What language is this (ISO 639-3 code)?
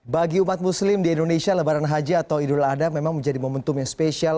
ind